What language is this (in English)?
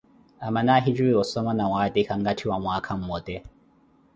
Koti